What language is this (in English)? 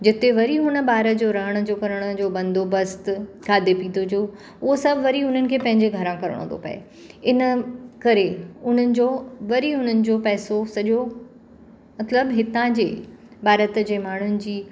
Sindhi